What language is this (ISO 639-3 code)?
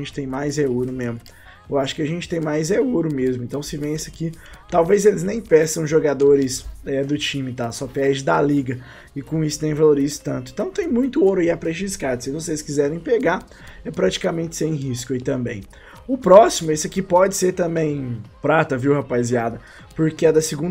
por